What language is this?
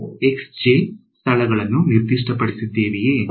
Kannada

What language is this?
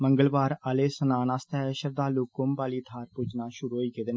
Dogri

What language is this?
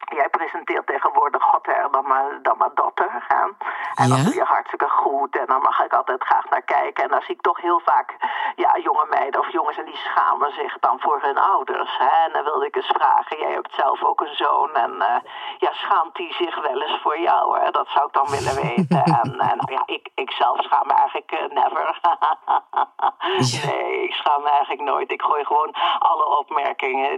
Dutch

